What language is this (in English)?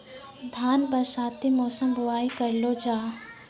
Maithili